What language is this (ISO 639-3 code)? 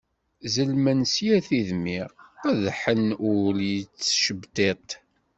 kab